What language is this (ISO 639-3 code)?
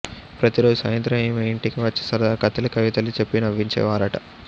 tel